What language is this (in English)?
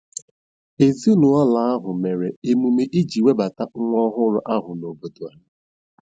Igbo